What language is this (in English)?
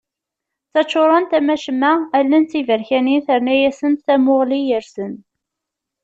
Kabyle